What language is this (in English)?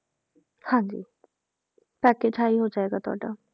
Punjabi